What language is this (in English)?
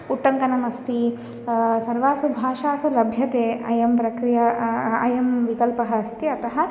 Sanskrit